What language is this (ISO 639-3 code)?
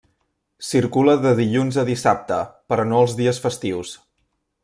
cat